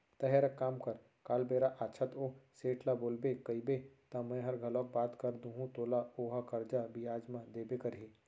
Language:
Chhattisgarhi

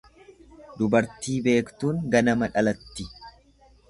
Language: Oromo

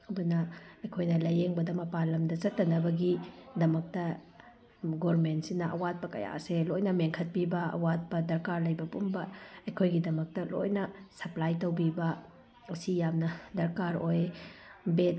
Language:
Manipuri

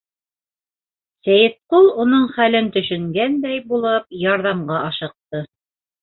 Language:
Bashkir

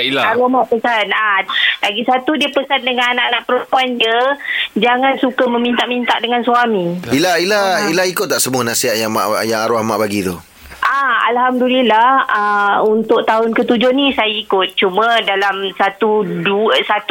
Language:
Malay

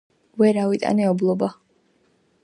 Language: Georgian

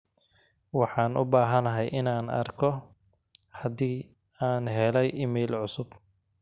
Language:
Somali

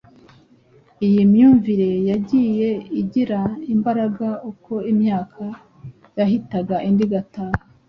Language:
Kinyarwanda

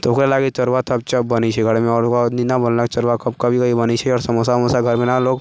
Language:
Maithili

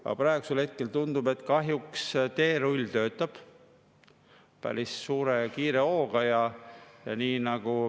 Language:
Estonian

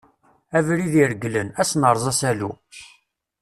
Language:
Kabyle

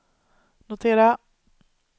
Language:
Swedish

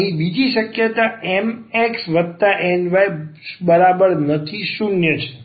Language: Gujarati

